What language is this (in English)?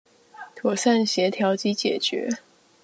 Chinese